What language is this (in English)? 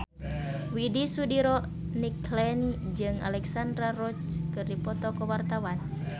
Sundanese